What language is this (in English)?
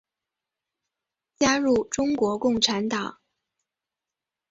Chinese